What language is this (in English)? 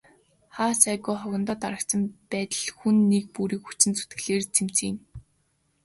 Mongolian